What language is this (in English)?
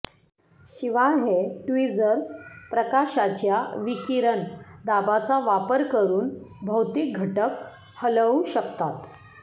Marathi